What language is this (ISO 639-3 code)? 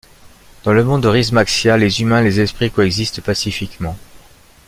fra